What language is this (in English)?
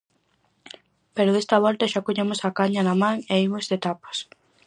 Galician